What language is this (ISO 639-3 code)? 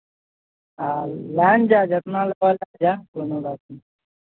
mai